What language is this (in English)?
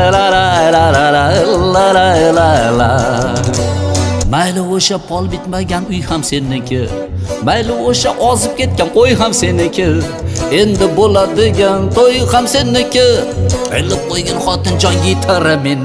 Turkish